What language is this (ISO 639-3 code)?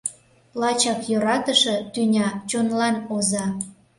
chm